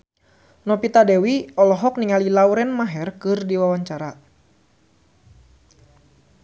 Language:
Sundanese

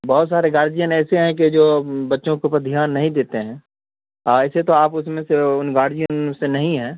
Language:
Urdu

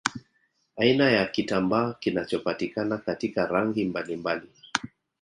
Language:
Swahili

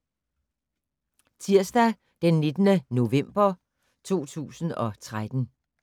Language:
Danish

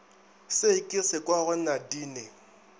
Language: Northern Sotho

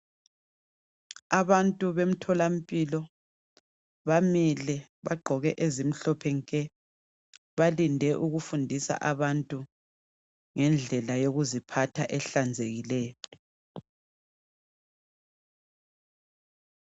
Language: North Ndebele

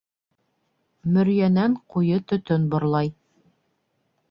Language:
Bashkir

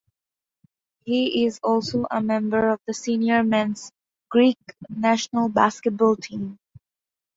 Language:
English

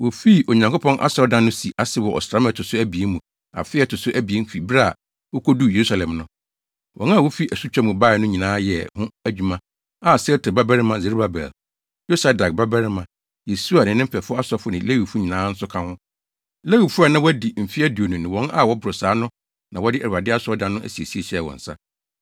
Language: Akan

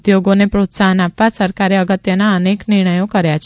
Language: Gujarati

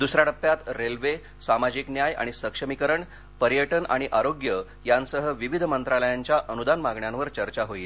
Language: Marathi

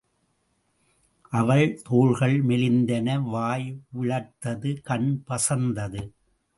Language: Tamil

